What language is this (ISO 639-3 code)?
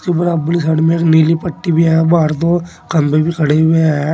hin